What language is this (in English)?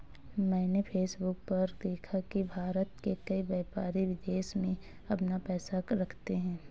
Hindi